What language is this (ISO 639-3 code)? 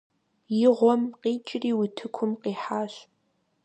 kbd